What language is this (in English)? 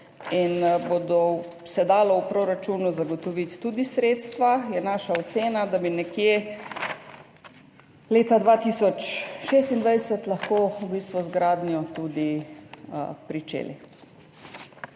Slovenian